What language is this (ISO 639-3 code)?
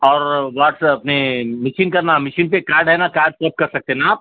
urd